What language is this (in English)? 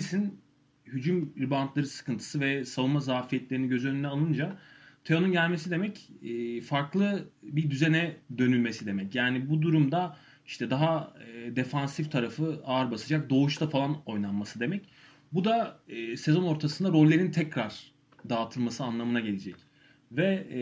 Turkish